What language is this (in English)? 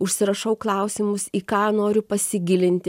Lithuanian